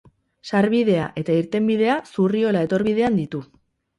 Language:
Basque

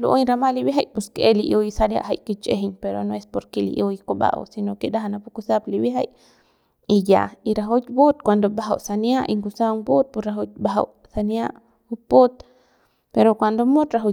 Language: Central Pame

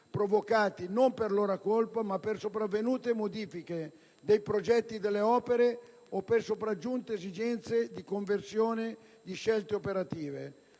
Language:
Italian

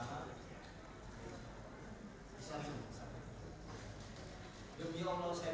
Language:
Indonesian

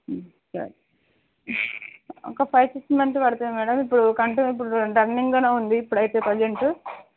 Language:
Telugu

